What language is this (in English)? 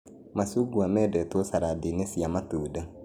Kikuyu